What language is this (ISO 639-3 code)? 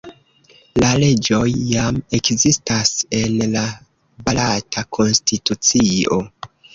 epo